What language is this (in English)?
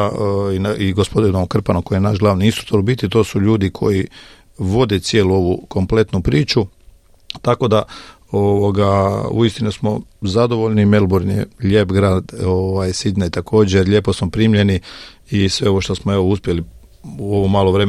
Croatian